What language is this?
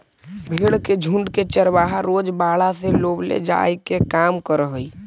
Magahi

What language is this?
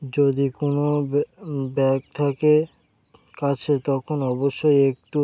Bangla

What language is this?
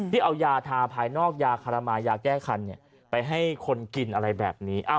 Thai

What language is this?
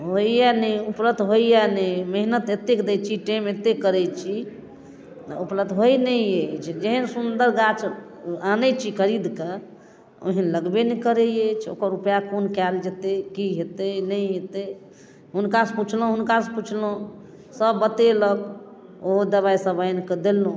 Maithili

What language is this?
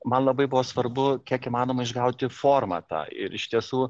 Lithuanian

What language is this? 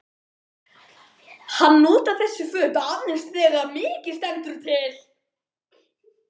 Icelandic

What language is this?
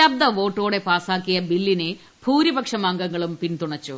Malayalam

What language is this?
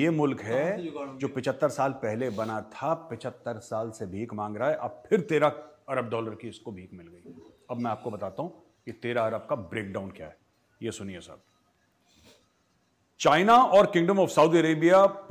Hindi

